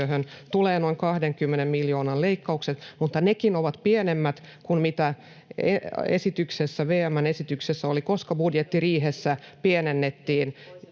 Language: Finnish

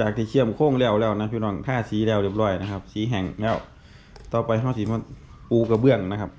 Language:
Thai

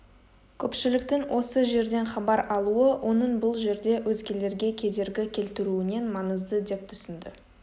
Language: Kazakh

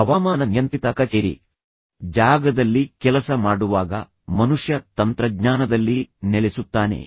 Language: Kannada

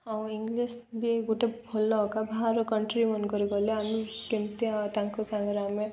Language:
Odia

